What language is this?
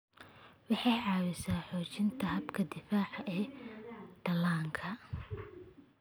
Somali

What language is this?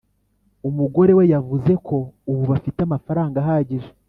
Kinyarwanda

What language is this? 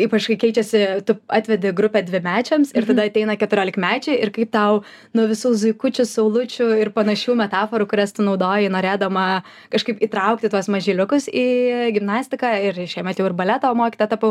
Lithuanian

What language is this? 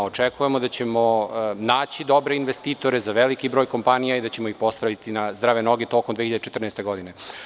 Serbian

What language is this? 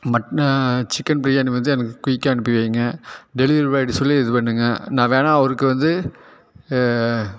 Tamil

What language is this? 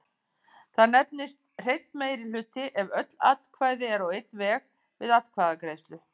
Icelandic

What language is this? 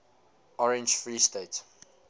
English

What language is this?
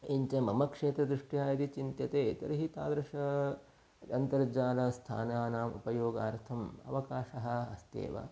Sanskrit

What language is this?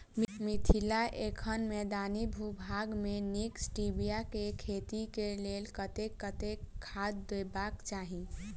Maithili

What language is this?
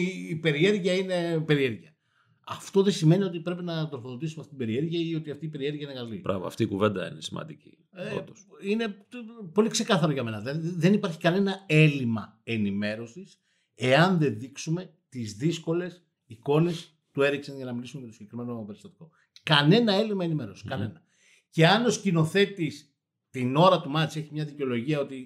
Greek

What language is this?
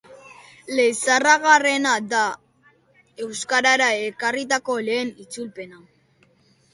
Basque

